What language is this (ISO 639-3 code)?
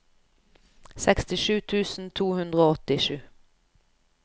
nor